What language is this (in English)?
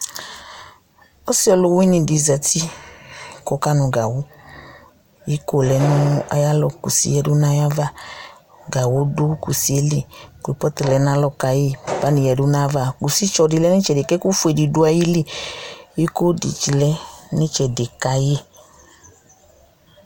Ikposo